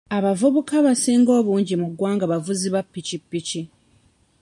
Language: Ganda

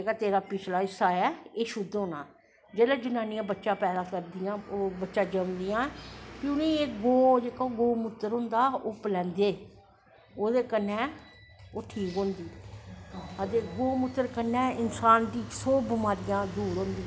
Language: Dogri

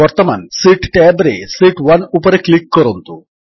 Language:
Odia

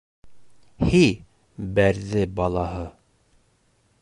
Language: Bashkir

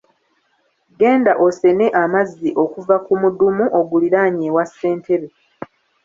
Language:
Ganda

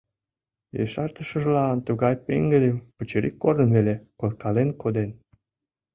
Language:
Mari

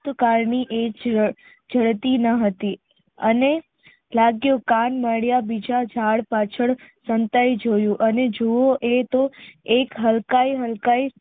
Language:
Gujarati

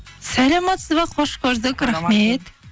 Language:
Kazakh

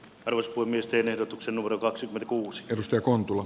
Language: Finnish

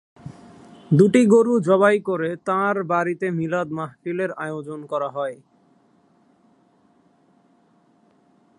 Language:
Bangla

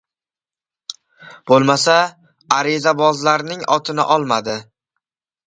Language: Uzbek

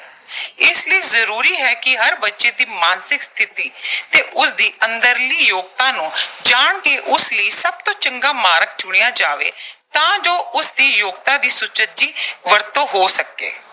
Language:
Punjabi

